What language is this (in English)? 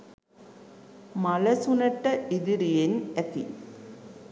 Sinhala